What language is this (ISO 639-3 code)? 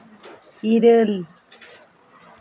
sat